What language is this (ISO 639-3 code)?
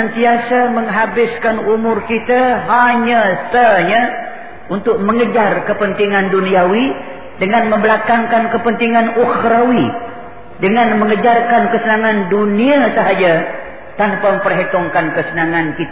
msa